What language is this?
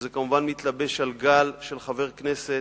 Hebrew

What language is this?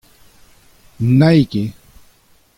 Breton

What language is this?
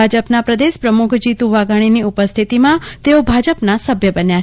Gujarati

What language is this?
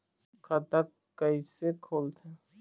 Chhattisgarhi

